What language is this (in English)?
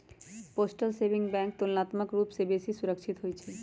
Magahi